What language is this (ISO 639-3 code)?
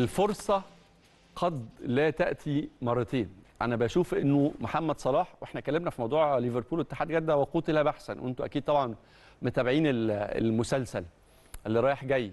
ara